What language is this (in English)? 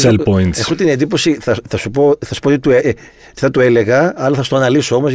Greek